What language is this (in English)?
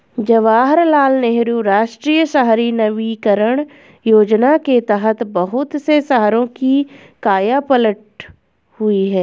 Hindi